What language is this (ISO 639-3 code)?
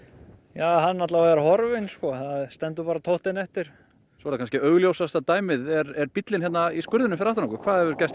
isl